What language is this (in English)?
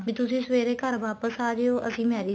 Punjabi